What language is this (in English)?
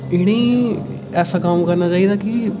Dogri